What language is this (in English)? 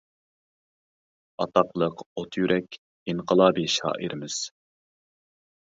Uyghur